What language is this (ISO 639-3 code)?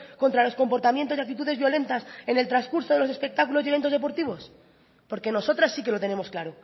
spa